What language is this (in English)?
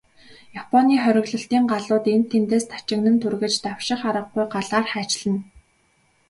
Mongolian